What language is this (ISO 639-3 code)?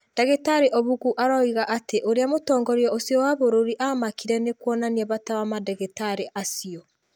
kik